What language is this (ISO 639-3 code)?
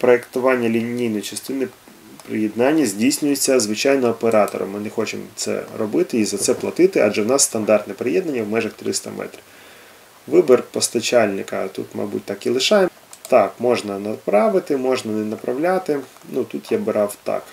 ukr